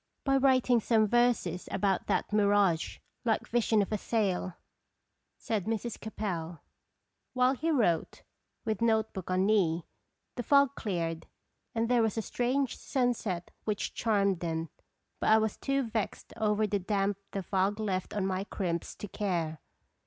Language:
English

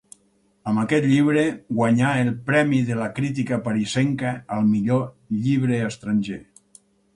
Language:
Catalan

